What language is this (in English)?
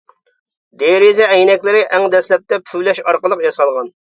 Uyghur